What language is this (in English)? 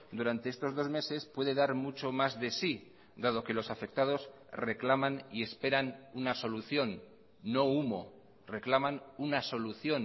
Spanish